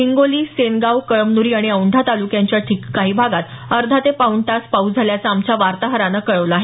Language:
Marathi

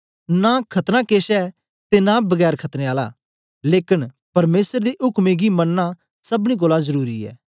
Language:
Dogri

